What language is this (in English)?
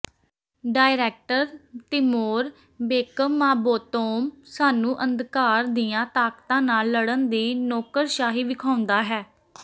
Punjabi